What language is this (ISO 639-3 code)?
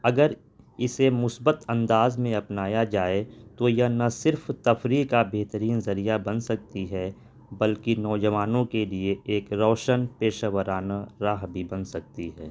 urd